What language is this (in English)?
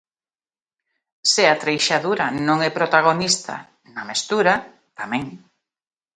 Galician